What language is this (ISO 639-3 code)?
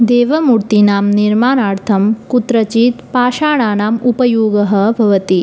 san